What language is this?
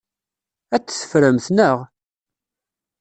Kabyle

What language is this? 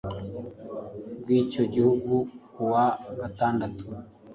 Kinyarwanda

